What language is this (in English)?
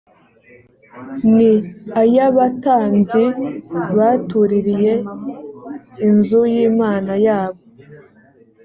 Kinyarwanda